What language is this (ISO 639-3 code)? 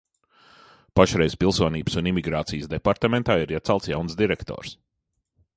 lav